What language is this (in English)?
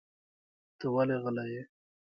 Pashto